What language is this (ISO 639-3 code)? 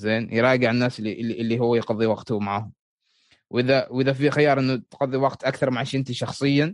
ara